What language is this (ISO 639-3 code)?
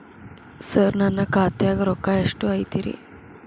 kan